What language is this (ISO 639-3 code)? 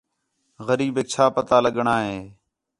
xhe